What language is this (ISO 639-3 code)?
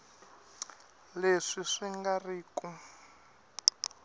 tso